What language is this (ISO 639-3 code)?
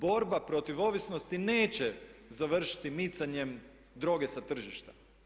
hrv